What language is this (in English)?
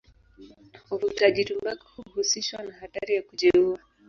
Swahili